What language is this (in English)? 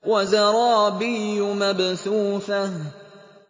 Arabic